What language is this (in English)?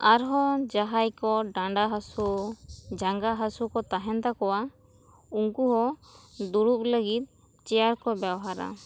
Santali